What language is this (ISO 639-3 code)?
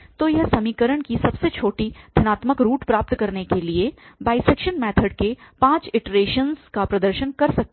hin